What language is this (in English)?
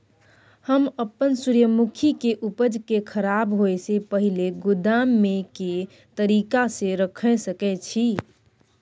Maithili